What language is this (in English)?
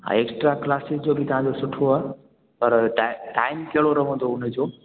Sindhi